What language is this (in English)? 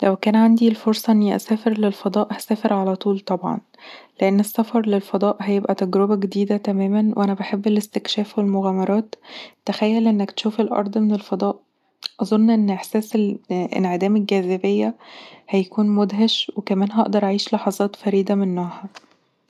Egyptian Arabic